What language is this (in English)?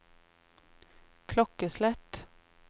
Norwegian